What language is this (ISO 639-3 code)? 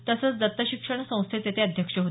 mar